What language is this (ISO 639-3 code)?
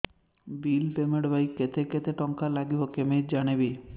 ori